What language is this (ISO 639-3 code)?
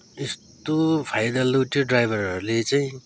nep